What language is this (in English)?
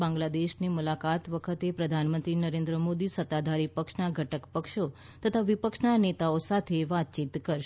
Gujarati